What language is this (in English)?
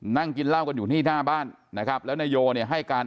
Thai